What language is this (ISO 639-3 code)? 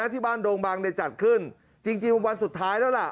tha